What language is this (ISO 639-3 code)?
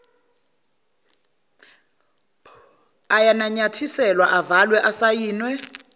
zul